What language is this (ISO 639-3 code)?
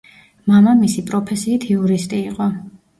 kat